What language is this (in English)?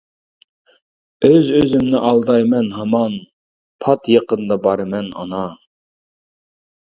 Uyghur